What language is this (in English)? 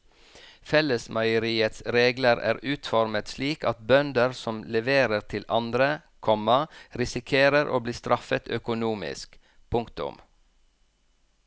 Norwegian